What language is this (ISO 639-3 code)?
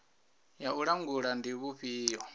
ven